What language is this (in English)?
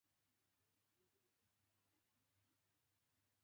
Pashto